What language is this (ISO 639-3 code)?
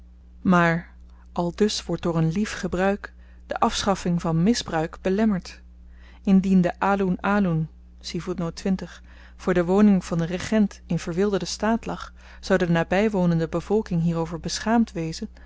nld